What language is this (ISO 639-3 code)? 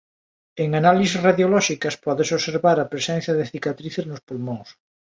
glg